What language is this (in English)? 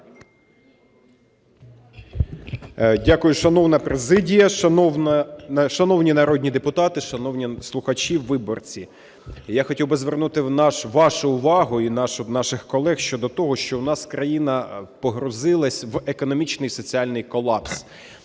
Ukrainian